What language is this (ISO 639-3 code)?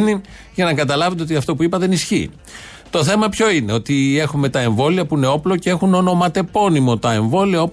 ell